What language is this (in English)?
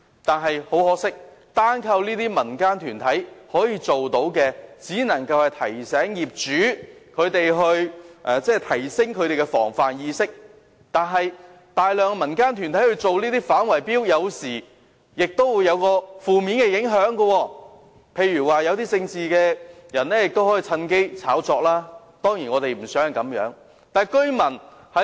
Cantonese